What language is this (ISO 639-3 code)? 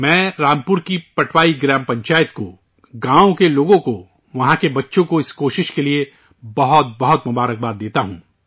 urd